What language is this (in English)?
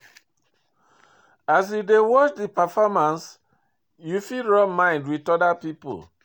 Nigerian Pidgin